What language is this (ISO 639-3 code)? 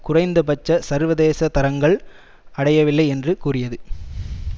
tam